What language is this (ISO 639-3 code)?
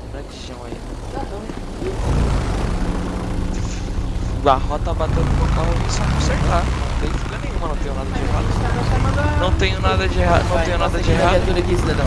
por